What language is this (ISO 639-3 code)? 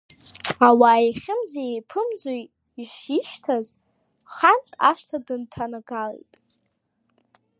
abk